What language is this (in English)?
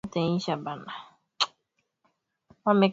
Swahili